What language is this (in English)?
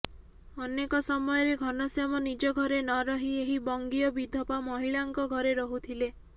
Odia